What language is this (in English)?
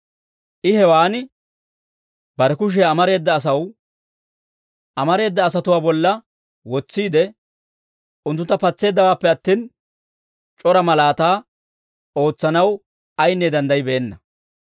Dawro